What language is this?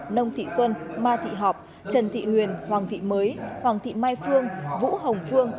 Vietnamese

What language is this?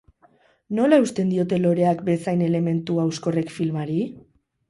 Basque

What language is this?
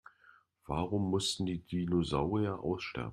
German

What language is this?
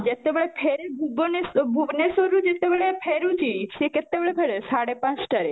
Odia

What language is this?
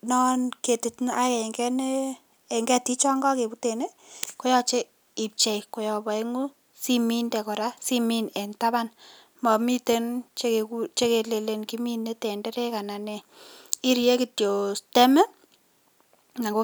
Kalenjin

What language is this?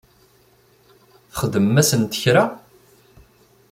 Kabyle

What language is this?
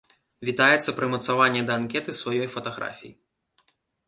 Belarusian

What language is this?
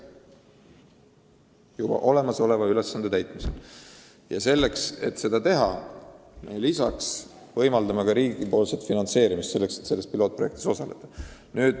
Estonian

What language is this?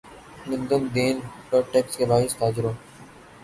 Urdu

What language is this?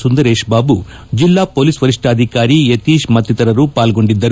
Kannada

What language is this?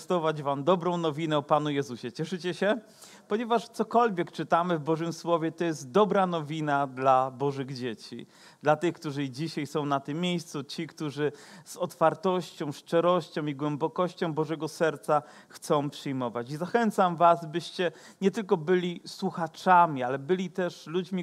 Polish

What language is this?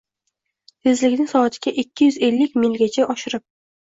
Uzbek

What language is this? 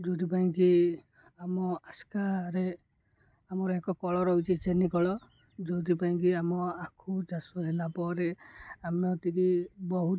Odia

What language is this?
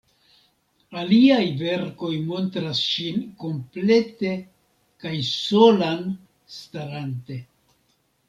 Esperanto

